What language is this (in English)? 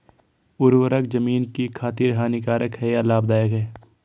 Hindi